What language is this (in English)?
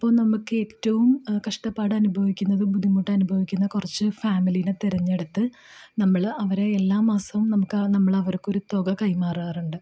Malayalam